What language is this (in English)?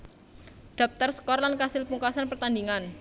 Javanese